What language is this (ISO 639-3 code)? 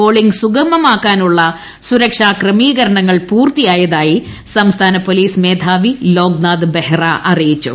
mal